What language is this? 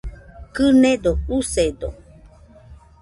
Nüpode Huitoto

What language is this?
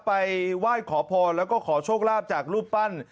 Thai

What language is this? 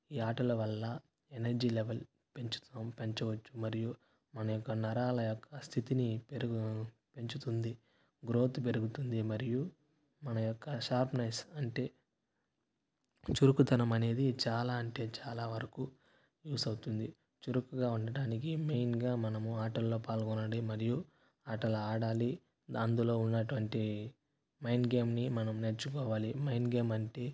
Telugu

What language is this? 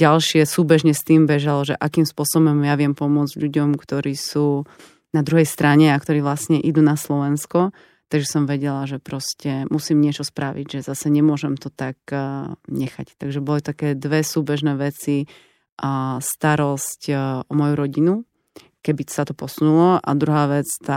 Slovak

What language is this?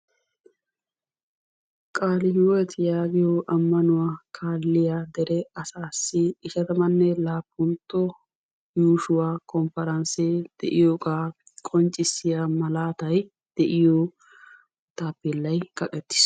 Wolaytta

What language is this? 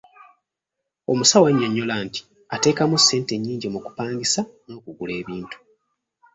Ganda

